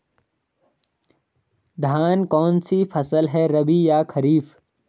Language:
Hindi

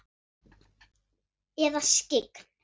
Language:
Icelandic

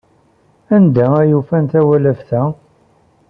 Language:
Kabyle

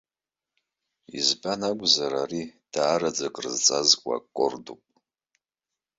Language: Abkhazian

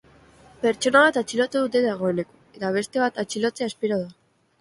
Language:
Basque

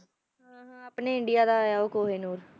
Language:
Punjabi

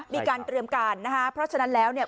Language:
Thai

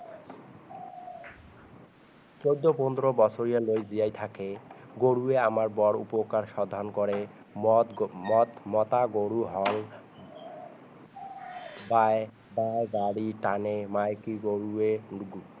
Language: Assamese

